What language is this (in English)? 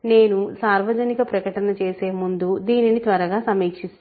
Telugu